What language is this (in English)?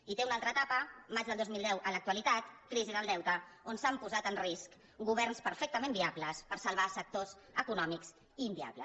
Catalan